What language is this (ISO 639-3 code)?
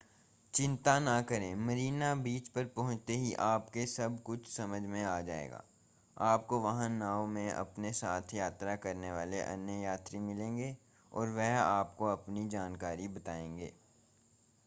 hin